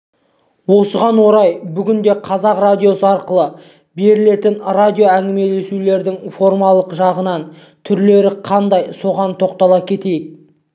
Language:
Kazakh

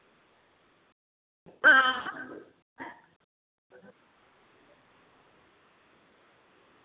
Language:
Dogri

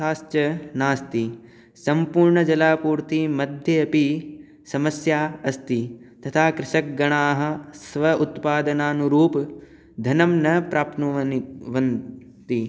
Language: Sanskrit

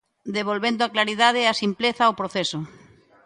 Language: Galician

